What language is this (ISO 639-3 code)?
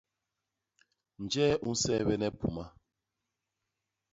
bas